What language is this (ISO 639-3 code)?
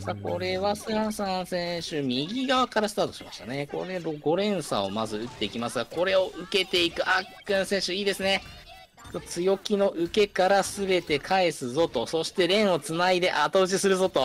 jpn